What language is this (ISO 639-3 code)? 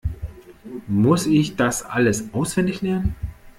deu